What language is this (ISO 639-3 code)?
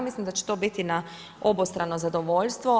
hrv